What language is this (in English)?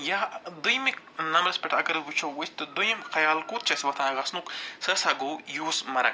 Kashmiri